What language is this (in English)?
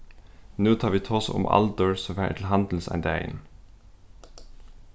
Faroese